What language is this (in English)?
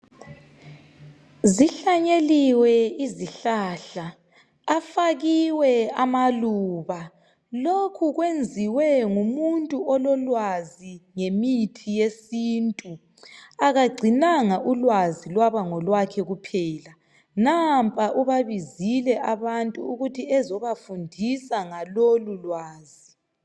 North Ndebele